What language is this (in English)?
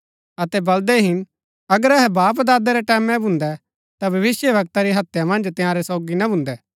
Gaddi